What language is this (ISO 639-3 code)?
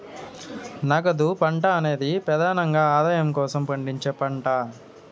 tel